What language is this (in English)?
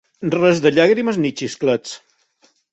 Catalan